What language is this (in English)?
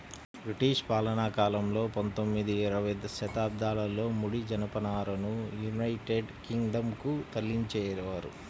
Telugu